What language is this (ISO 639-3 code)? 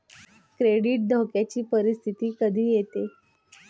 mar